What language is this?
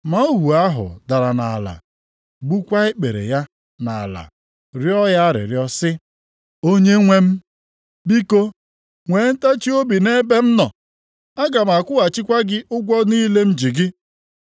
Igbo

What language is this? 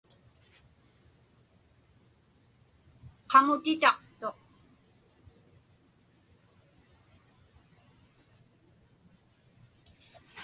Inupiaq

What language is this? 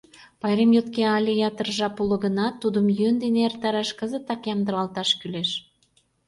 Mari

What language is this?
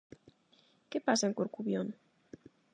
Galician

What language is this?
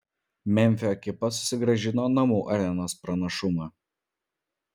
Lithuanian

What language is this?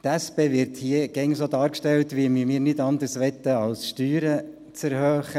Swiss German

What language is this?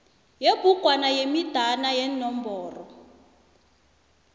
South Ndebele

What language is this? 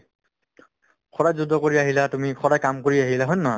Assamese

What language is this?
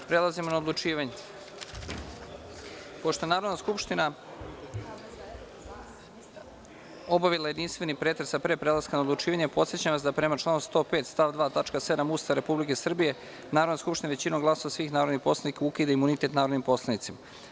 Serbian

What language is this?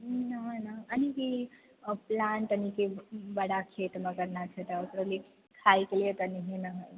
Maithili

